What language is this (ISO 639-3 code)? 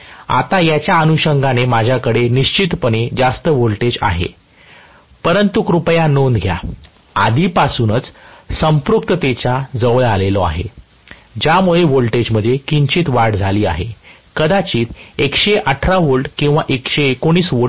mar